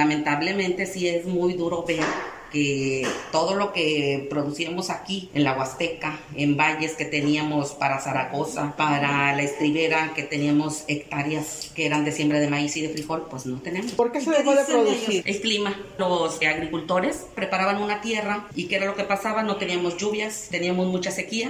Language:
Spanish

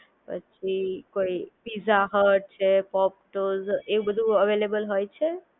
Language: Gujarati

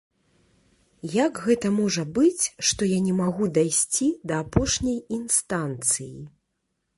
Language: Belarusian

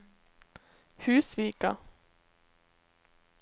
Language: Norwegian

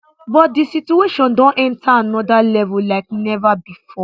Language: Nigerian Pidgin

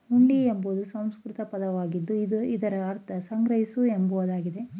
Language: Kannada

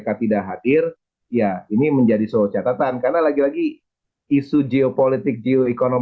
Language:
Indonesian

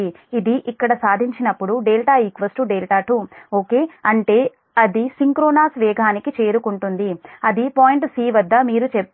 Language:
Telugu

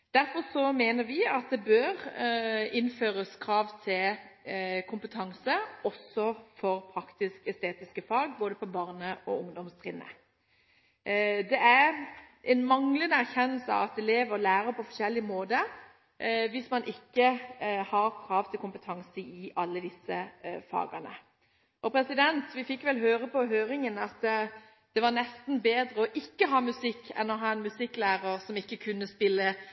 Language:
Norwegian Bokmål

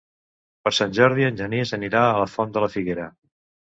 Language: Catalan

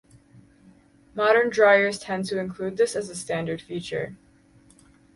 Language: English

